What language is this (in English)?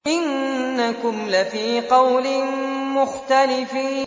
Arabic